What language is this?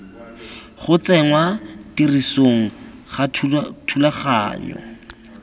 Tswana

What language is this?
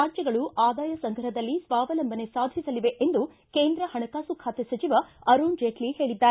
Kannada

